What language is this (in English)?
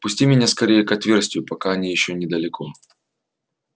Russian